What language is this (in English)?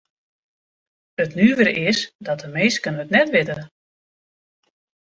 Western Frisian